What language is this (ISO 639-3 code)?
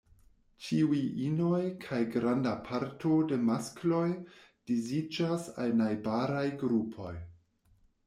epo